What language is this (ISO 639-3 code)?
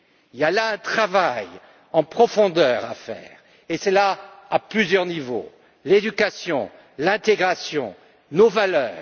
fra